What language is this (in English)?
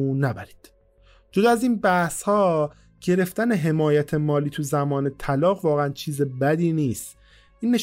Persian